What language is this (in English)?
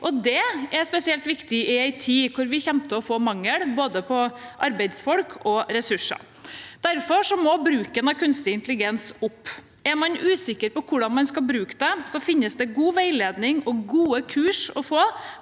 Norwegian